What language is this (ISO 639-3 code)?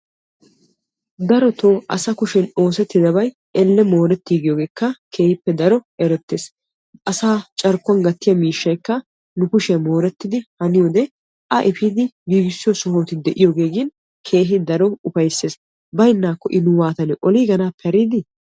wal